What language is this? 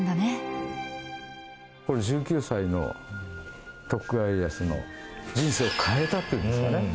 Japanese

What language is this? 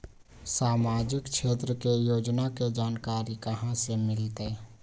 Magahi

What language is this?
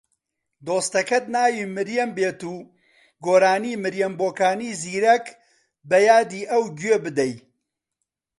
Central Kurdish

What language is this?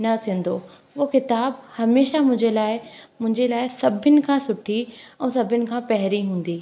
Sindhi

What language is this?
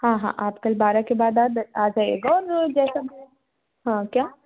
Hindi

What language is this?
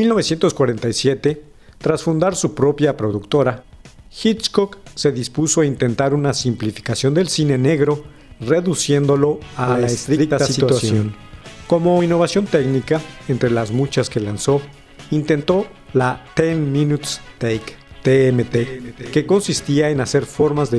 Spanish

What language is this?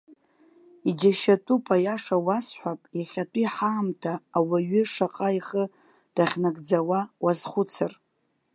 Abkhazian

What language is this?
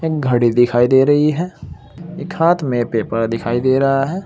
Hindi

